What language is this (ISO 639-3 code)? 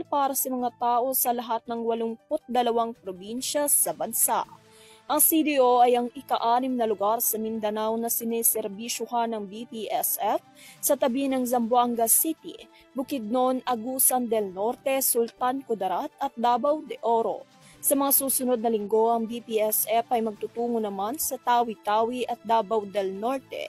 fil